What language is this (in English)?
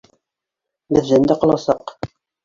Bashkir